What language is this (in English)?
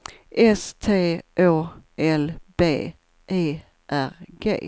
Swedish